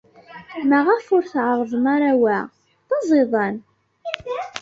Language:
Kabyle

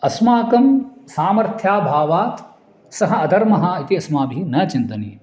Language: Sanskrit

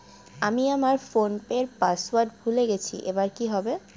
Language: Bangla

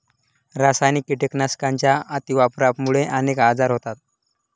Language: Marathi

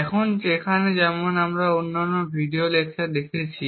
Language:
Bangla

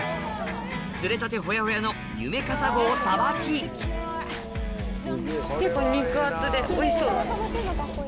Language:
Japanese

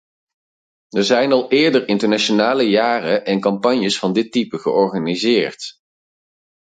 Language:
Dutch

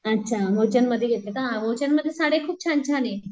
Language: Marathi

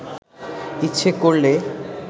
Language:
Bangla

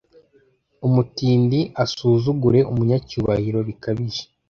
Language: Kinyarwanda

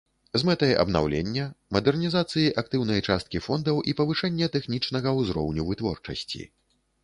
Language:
Belarusian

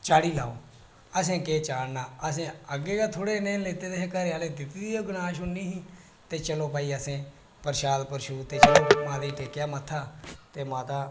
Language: Dogri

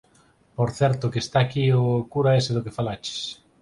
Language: Galician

